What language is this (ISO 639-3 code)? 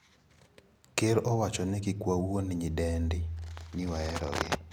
luo